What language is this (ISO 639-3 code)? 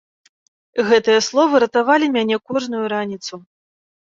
bel